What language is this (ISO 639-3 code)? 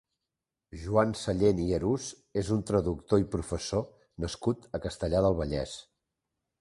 cat